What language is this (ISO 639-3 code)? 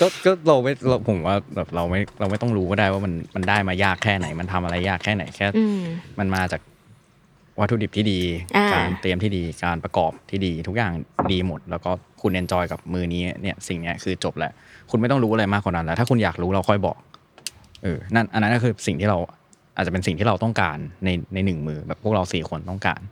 tha